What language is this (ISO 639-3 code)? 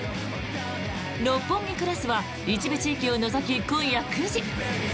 jpn